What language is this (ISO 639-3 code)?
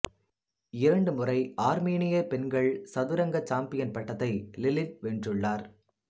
tam